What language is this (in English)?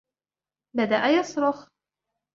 Arabic